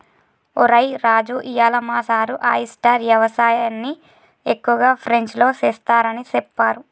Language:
Telugu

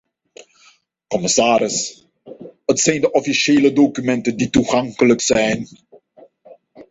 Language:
Dutch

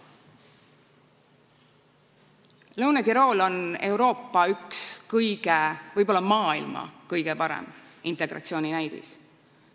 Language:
Estonian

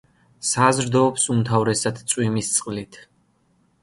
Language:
Georgian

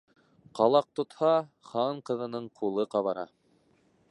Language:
Bashkir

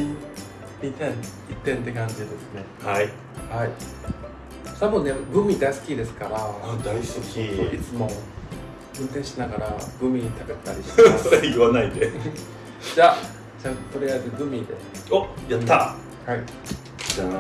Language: Japanese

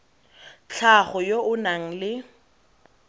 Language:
Tswana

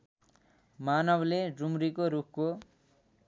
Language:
Nepali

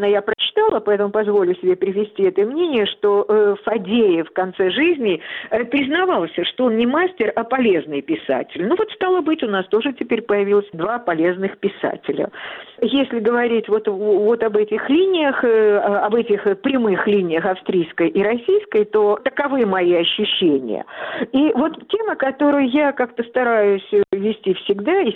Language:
Russian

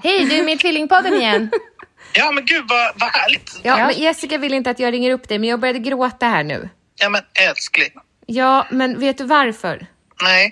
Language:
Swedish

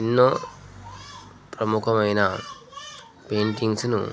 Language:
Telugu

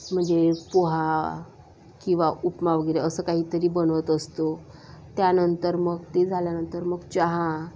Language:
Marathi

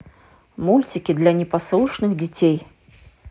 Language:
Russian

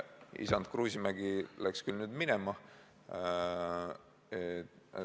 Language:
Estonian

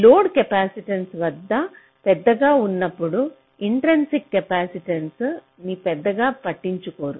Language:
Telugu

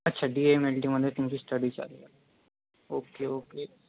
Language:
Marathi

